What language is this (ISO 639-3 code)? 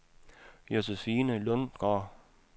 dan